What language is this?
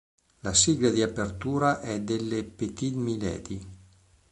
Italian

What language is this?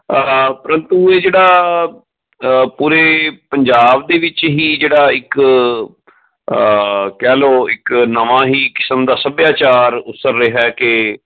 Punjabi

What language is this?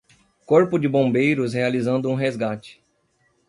Portuguese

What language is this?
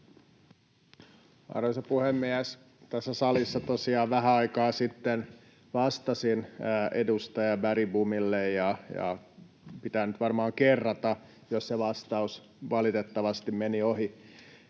Finnish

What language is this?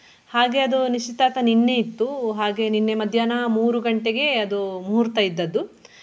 Kannada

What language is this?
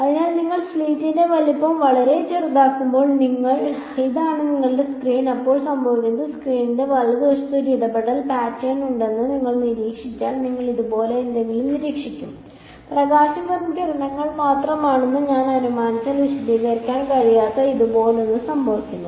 Malayalam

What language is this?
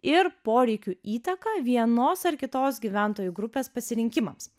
Lithuanian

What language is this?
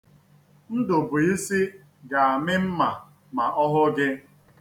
Igbo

